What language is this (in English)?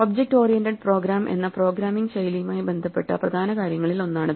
Malayalam